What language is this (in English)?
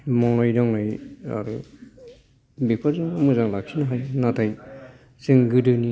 Bodo